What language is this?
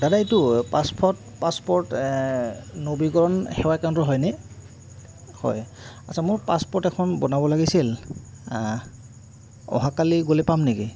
Assamese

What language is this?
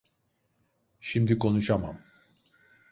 Turkish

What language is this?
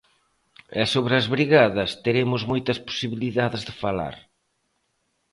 Galician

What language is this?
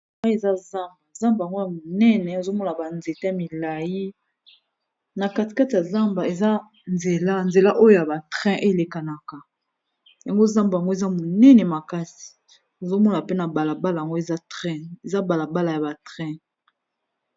Lingala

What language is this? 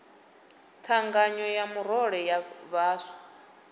Venda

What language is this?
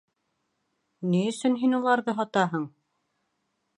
Bashkir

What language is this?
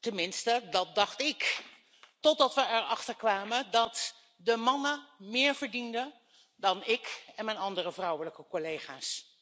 Dutch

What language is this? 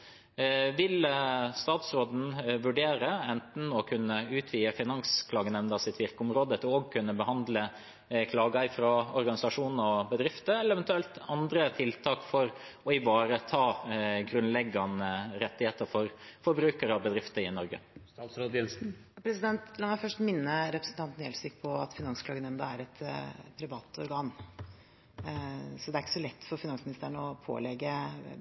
Norwegian Bokmål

